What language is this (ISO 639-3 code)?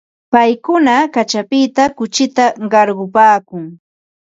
qva